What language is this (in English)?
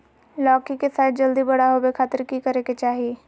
Magahi